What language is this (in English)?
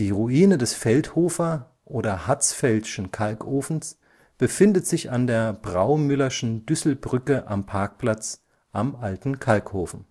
German